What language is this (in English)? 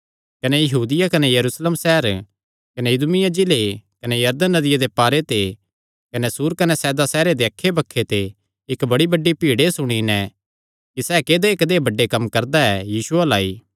Kangri